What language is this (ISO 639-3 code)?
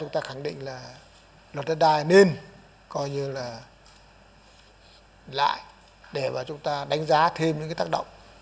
vie